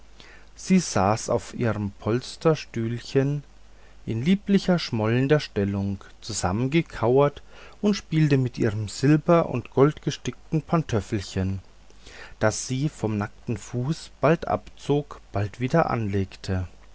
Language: German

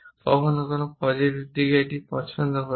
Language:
Bangla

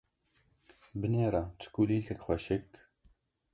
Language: Kurdish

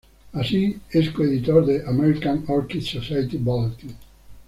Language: Spanish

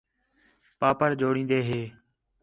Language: Khetrani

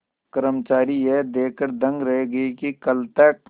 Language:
Hindi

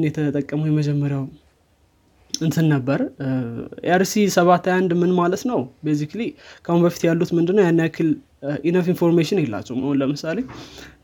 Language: Amharic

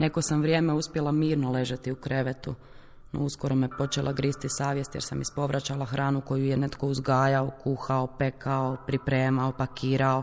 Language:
Croatian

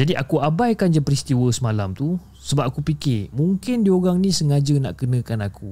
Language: Malay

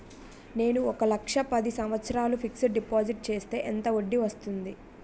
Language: Telugu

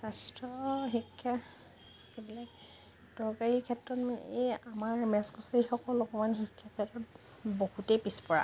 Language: Assamese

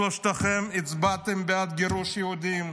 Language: Hebrew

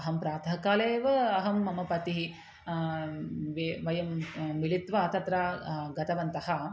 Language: Sanskrit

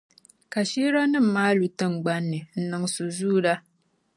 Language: Dagbani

